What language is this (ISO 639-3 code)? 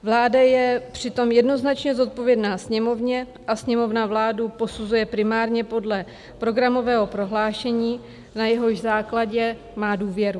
ces